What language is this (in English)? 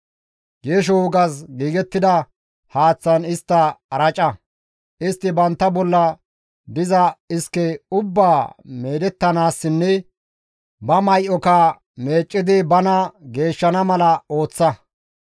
Gamo